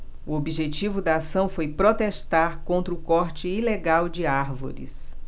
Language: Portuguese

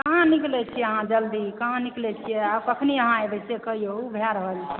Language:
Maithili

